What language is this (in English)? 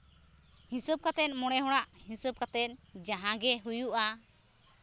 Santali